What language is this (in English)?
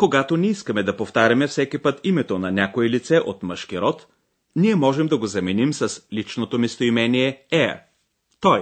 Bulgarian